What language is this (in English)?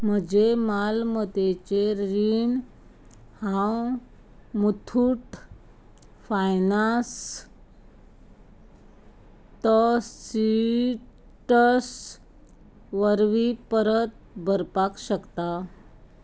Konkani